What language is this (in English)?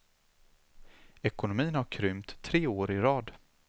Swedish